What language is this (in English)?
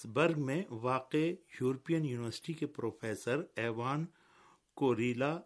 Urdu